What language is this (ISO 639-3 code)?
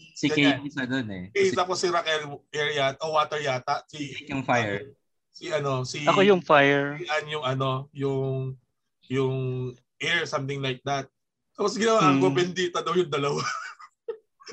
fil